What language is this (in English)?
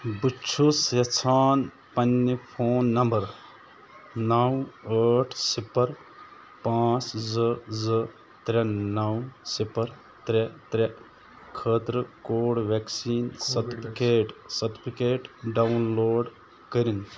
Kashmiri